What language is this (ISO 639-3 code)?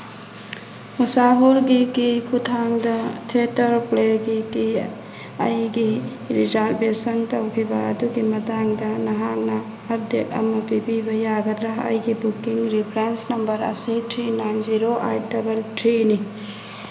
mni